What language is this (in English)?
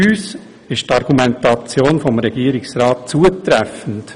Swiss German